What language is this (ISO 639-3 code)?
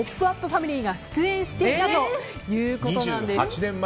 jpn